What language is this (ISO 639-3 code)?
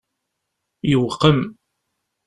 kab